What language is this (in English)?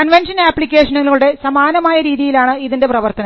Malayalam